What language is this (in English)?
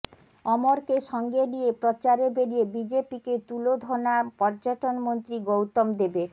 Bangla